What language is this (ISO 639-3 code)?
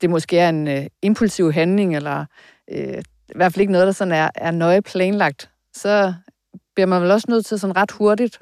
dan